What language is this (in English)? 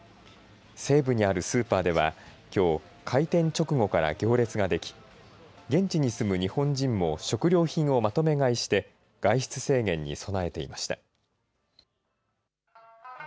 Japanese